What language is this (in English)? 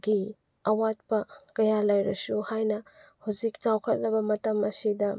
Manipuri